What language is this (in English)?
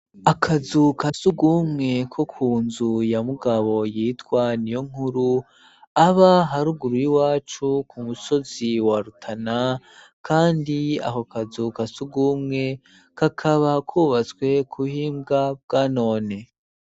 Rundi